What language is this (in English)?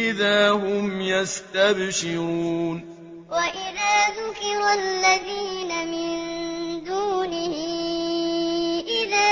Arabic